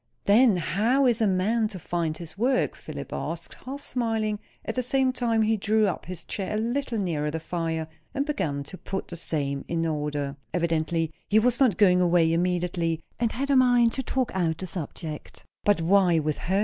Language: English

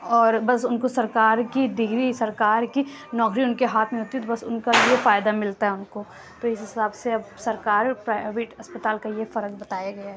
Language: Urdu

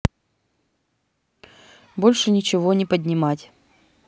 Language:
Russian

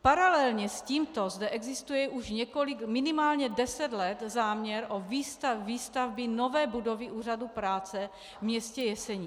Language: Czech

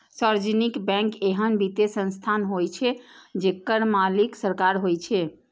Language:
Maithili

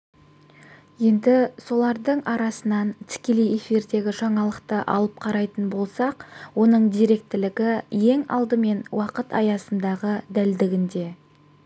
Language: Kazakh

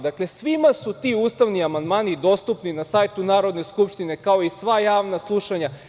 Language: Serbian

